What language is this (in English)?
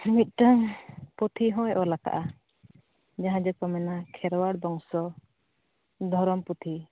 Santali